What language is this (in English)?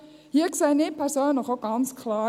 Swiss German